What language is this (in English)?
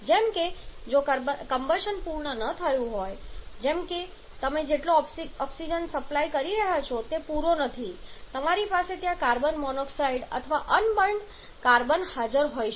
Gujarati